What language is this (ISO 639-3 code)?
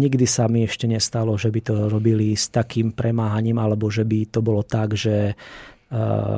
slk